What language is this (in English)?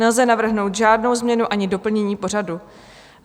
Czech